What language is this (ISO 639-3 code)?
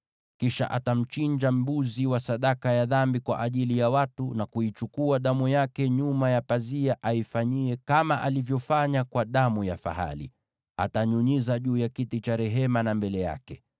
swa